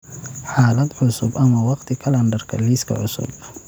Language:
Somali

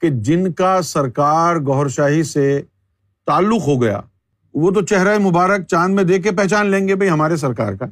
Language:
Urdu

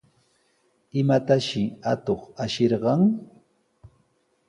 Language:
Sihuas Ancash Quechua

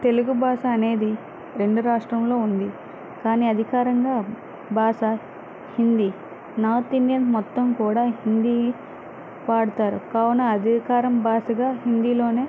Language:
Telugu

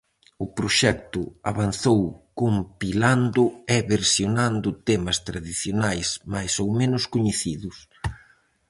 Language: Galician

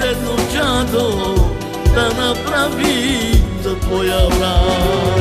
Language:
Bulgarian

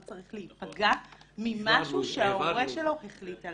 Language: Hebrew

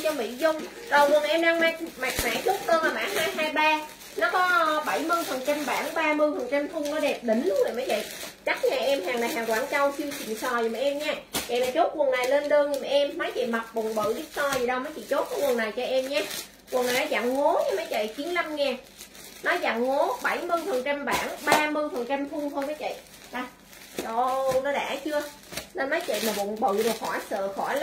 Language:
Vietnamese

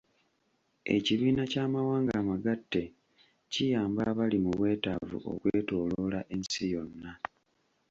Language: Ganda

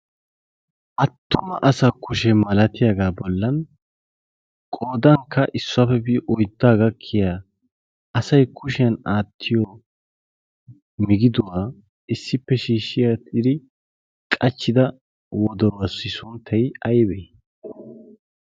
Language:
Wolaytta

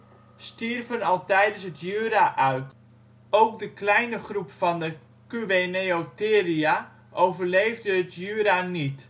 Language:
Dutch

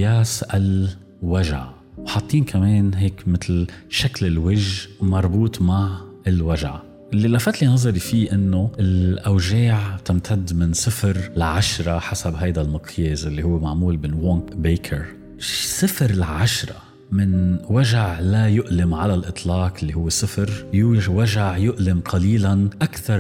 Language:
Arabic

